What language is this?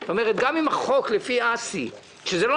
Hebrew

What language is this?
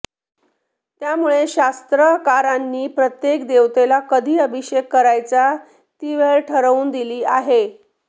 Marathi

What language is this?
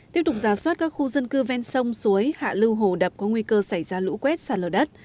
Vietnamese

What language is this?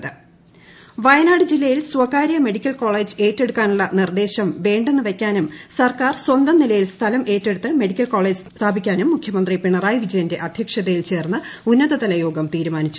Malayalam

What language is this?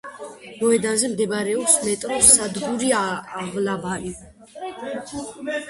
Georgian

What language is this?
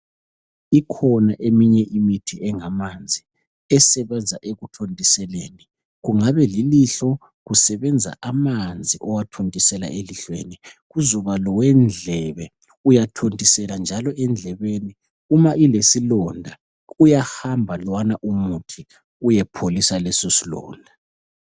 North Ndebele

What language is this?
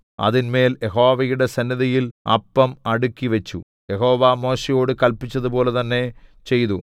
Malayalam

